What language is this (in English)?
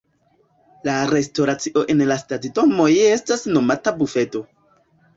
Esperanto